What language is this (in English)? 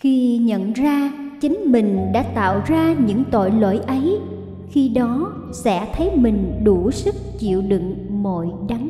Vietnamese